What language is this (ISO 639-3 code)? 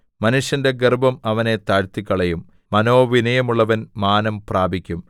mal